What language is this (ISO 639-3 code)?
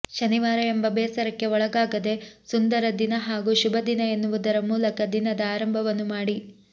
kan